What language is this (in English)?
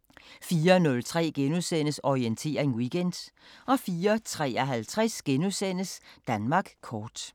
Danish